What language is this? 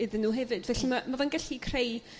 Welsh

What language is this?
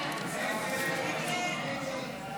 Hebrew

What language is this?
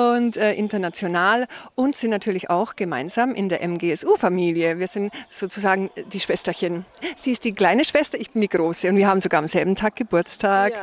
German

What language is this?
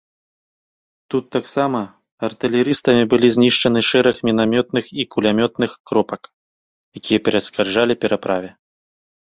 Belarusian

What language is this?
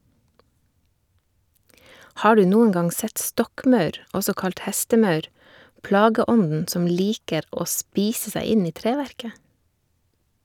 Norwegian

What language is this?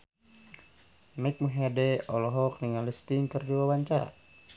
Sundanese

